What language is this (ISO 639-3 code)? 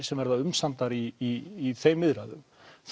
isl